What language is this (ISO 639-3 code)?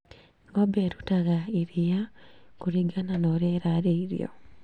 kik